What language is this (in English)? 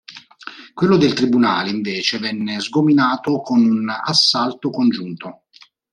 Italian